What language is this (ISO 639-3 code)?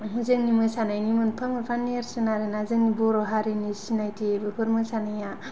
brx